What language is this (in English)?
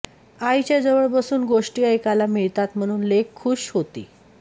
Marathi